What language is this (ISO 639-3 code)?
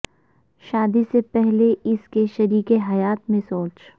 urd